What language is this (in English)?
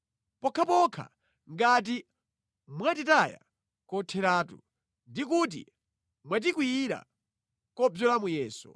Nyanja